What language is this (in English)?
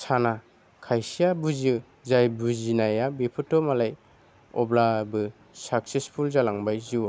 Bodo